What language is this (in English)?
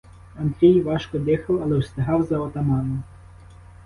Ukrainian